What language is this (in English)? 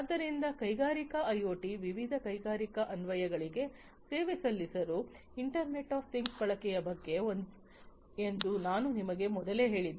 Kannada